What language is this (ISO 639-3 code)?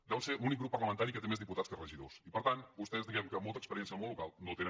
cat